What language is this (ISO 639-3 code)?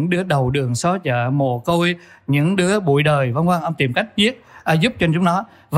vie